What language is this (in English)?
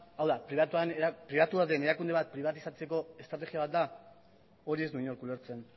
Basque